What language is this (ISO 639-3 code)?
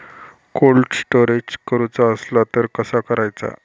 mar